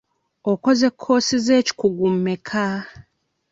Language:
Ganda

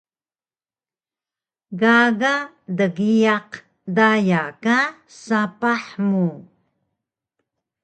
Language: Taroko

